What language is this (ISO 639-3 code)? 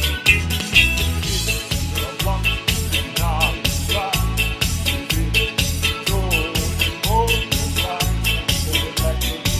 nld